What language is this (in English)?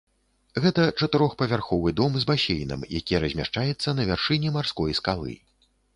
Belarusian